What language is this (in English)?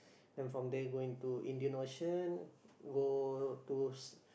English